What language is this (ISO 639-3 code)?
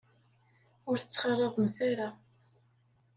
kab